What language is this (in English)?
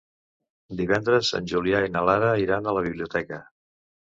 Catalan